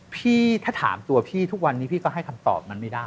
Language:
Thai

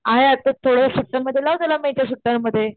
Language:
Marathi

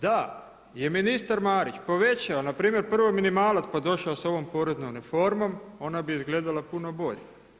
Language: Croatian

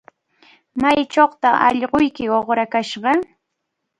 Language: Cajatambo North Lima Quechua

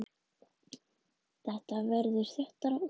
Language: Icelandic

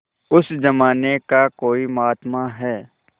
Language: Hindi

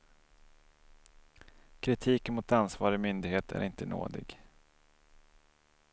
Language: Swedish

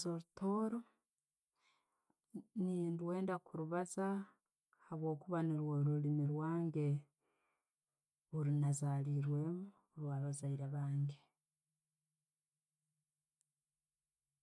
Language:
Tooro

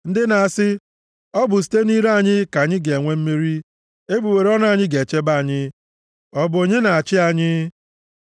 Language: Igbo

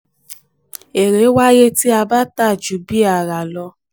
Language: Yoruba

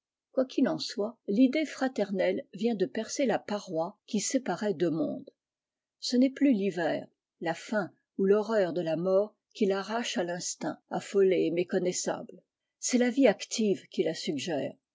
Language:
French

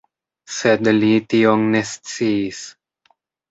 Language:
Esperanto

